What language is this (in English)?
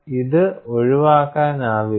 Malayalam